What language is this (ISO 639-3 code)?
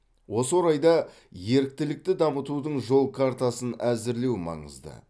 kaz